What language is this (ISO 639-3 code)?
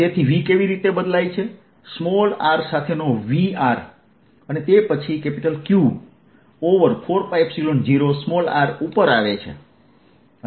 guj